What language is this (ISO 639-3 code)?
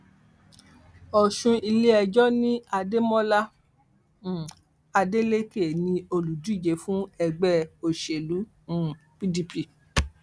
yor